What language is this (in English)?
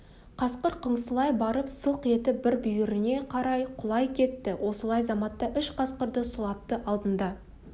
Kazakh